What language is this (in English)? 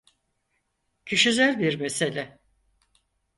Turkish